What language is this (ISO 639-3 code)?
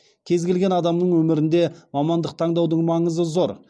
kaz